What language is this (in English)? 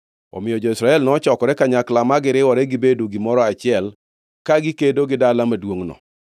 Luo (Kenya and Tanzania)